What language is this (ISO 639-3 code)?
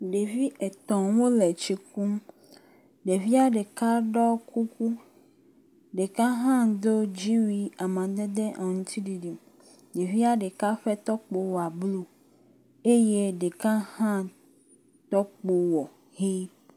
ewe